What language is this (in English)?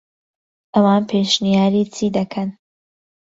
Central Kurdish